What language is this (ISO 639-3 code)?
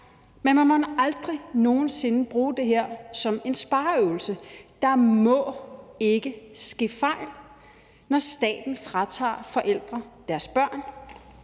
dan